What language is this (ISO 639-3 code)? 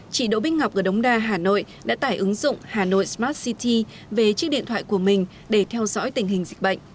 vie